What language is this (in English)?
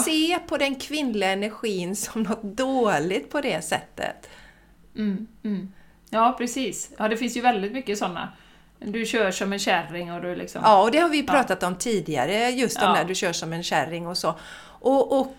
Swedish